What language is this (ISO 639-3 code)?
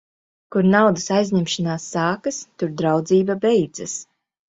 lav